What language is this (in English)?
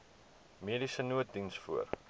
Afrikaans